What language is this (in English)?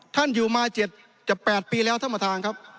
Thai